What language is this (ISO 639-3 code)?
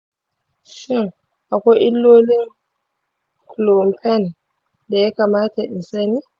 hau